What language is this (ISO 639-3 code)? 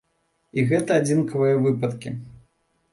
bel